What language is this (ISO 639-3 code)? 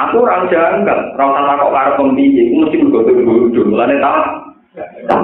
ind